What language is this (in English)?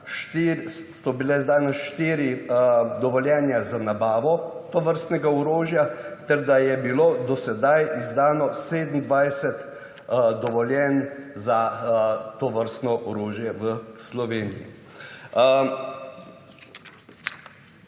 Slovenian